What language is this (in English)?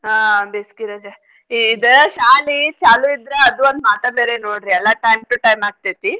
Kannada